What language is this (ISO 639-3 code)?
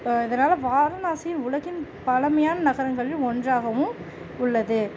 tam